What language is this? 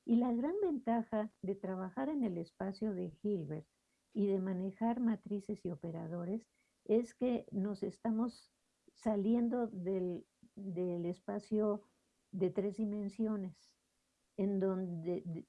Spanish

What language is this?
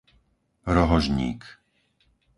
Slovak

